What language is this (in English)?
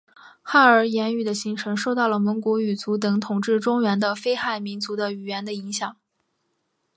Chinese